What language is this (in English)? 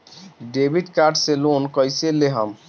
Bhojpuri